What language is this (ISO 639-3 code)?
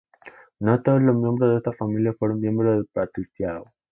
spa